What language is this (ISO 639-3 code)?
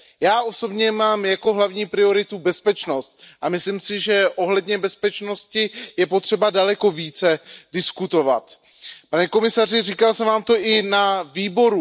ces